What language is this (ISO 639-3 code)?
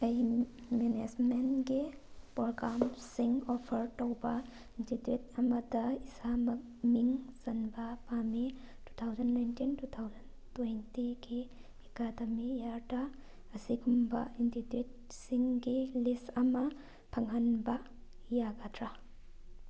mni